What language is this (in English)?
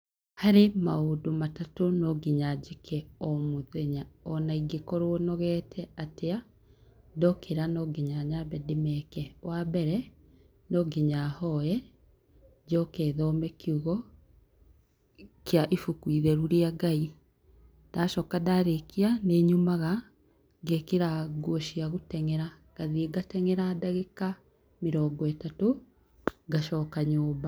Kikuyu